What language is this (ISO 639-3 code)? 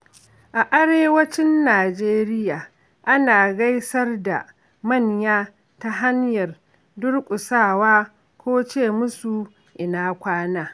hau